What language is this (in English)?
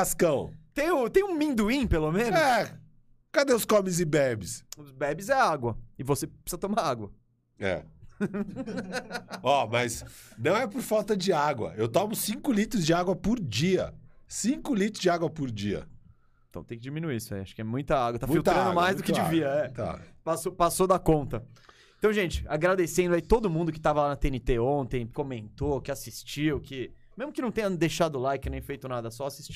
Portuguese